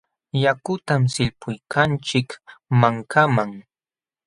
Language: Jauja Wanca Quechua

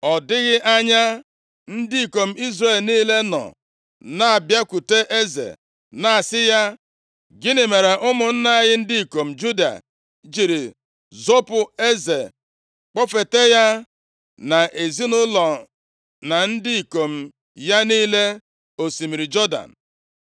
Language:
Igbo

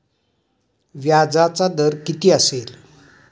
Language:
Marathi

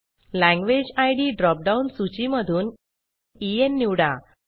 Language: Marathi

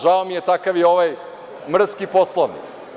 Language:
Serbian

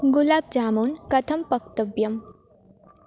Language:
Sanskrit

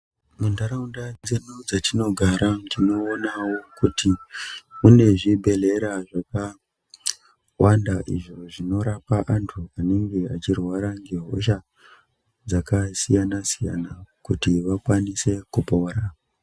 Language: Ndau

